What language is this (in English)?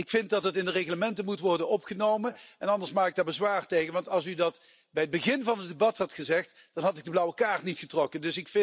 Dutch